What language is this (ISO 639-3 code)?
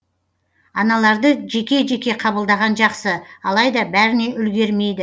kaz